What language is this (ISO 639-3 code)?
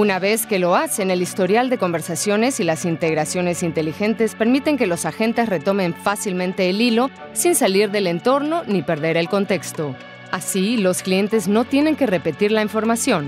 spa